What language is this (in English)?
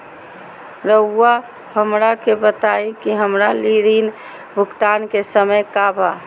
Magahi